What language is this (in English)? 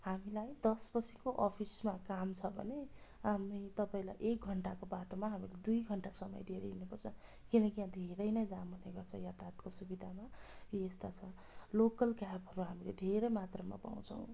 Nepali